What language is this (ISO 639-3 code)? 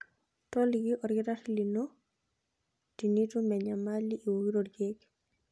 mas